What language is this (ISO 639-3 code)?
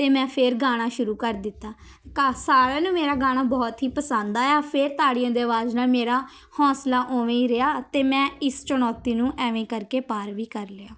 pan